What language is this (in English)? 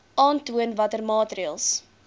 Afrikaans